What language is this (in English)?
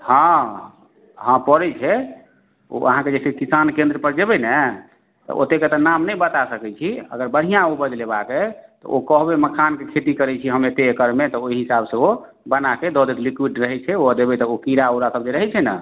Maithili